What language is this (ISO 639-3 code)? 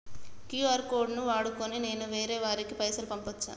tel